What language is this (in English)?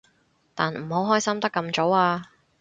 Cantonese